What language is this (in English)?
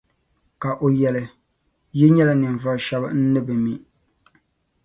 Dagbani